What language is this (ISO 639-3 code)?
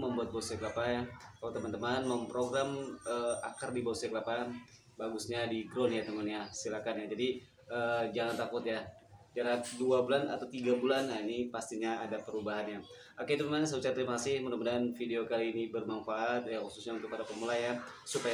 ind